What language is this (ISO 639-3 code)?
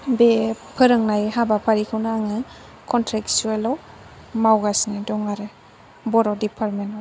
brx